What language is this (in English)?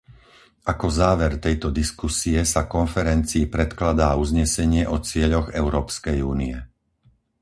Slovak